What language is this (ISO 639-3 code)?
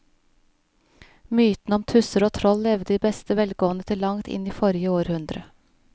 nor